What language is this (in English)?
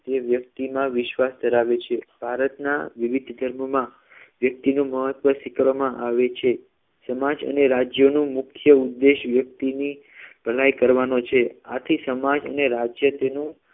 Gujarati